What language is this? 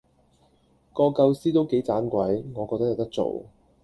Cantonese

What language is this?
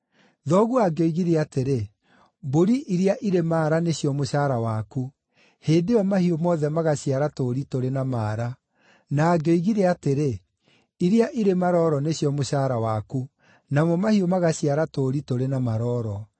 Kikuyu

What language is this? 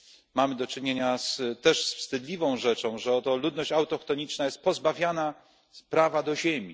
Polish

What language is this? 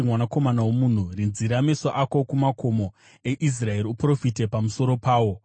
Shona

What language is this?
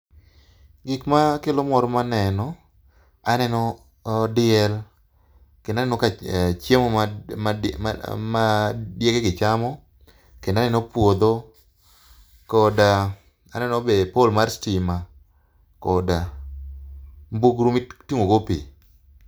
Luo (Kenya and Tanzania)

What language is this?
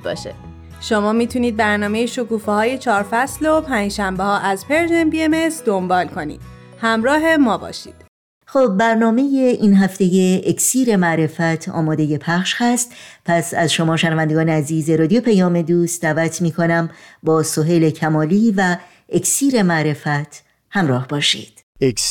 Persian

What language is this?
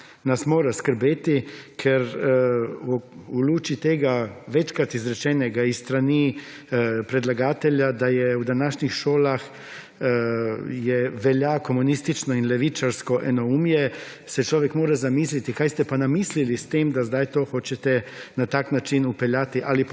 Slovenian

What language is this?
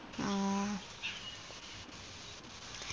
Malayalam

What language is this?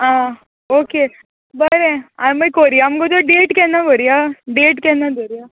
Konkani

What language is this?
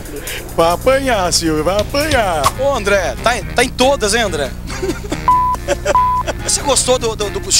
Portuguese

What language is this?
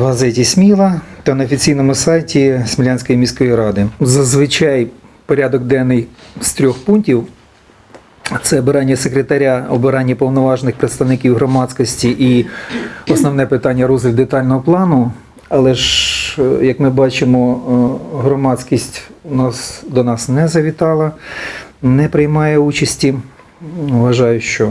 Ukrainian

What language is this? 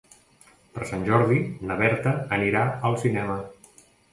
Catalan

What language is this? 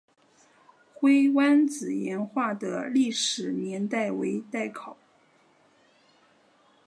Chinese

